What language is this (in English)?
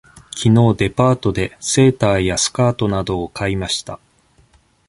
Japanese